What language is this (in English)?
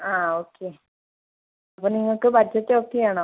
Malayalam